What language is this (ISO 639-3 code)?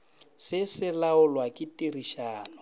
nso